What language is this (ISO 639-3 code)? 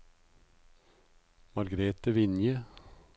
nor